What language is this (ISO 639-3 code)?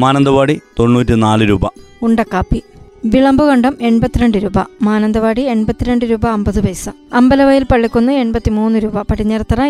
mal